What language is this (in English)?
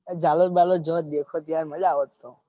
Gujarati